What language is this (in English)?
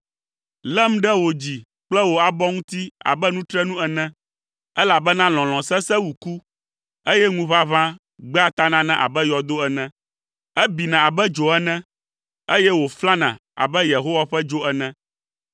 Ewe